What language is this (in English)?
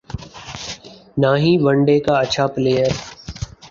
Urdu